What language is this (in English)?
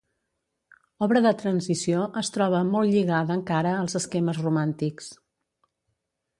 Catalan